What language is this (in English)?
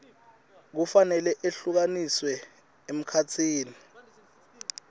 Swati